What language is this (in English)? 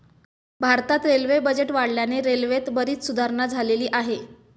Marathi